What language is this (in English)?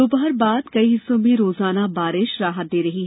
Hindi